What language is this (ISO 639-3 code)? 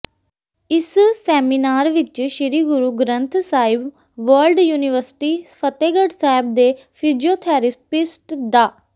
pan